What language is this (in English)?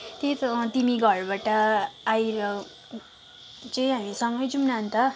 Nepali